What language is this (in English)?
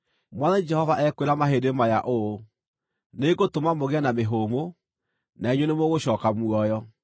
Kikuyu